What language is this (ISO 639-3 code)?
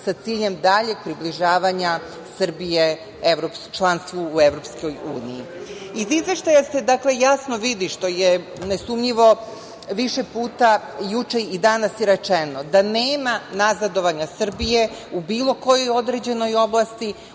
srp